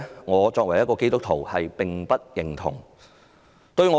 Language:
Cantonese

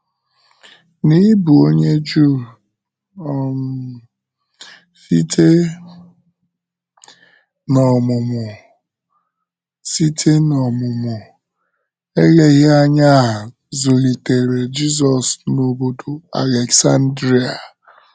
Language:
Igbo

